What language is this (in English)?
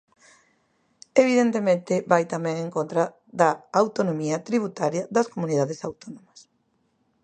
Galician